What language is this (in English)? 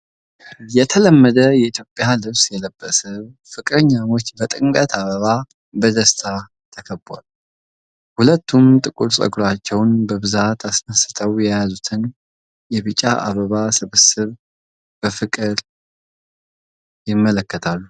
Amharic